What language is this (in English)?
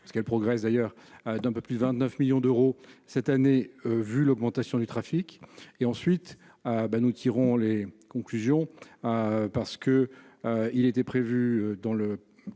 French